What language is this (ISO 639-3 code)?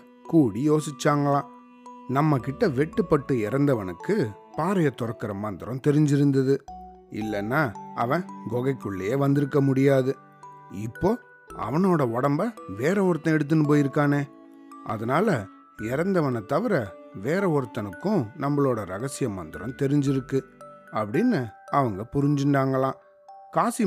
tam